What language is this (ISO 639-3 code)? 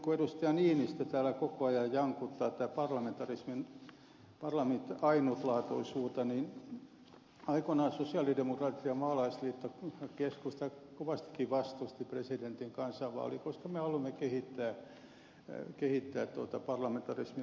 fin